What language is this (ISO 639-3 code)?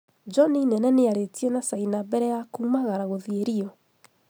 kik